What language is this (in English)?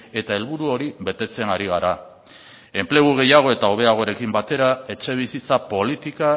Basque